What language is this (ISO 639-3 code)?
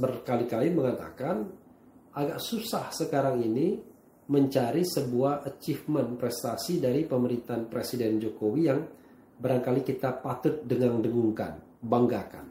ind